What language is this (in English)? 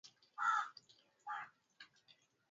Swahili